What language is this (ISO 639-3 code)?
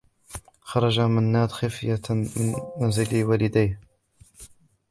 ara